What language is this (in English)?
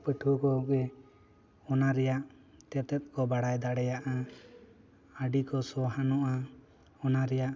Santali